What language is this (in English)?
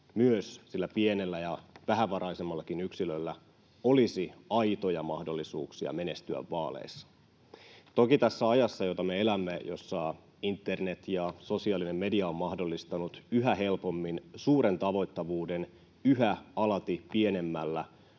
Finnish